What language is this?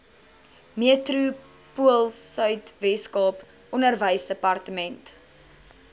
Afrikaans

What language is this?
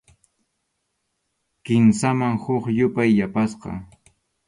Arequipa-La Unión Quechua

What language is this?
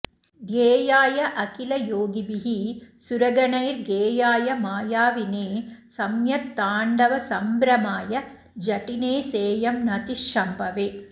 Sanskrit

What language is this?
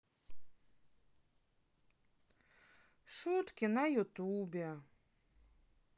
Russian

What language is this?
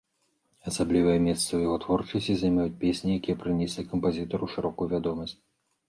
Belarusian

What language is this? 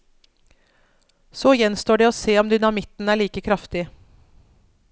Norwegian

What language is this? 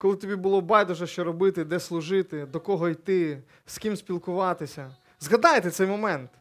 Ukrainian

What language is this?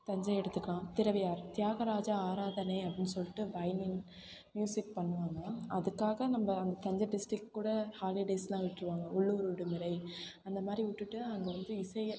Tamil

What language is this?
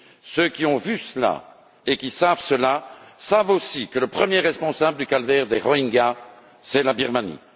French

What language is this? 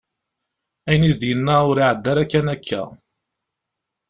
Kabyle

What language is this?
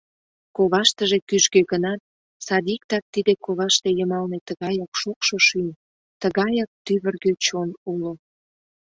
Mari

